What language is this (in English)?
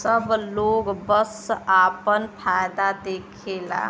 Bhojpuri